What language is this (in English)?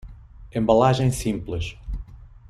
Portuguese